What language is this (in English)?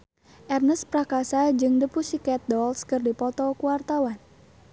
Sundanese